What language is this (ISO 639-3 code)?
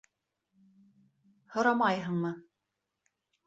bak